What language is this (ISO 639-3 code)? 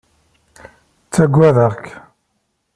kab